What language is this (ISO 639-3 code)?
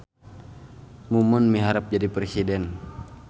sun